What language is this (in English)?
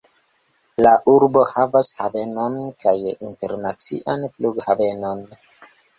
Esperanto